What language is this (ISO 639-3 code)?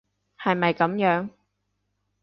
yue